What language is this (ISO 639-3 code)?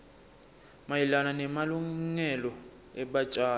ssw